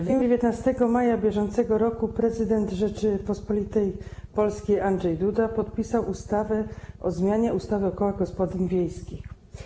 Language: Polish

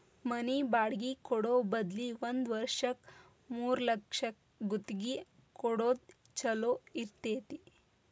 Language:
Kannada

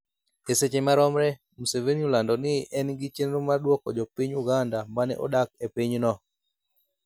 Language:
Luo (Kenya and Tanzania)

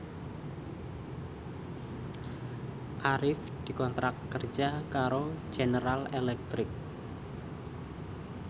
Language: Javanese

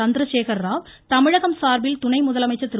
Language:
Tamil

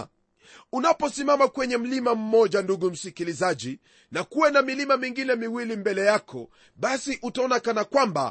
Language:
Swahili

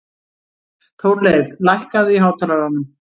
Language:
Icelandic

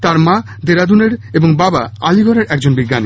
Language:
Bangla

